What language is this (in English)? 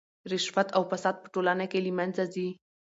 Pashto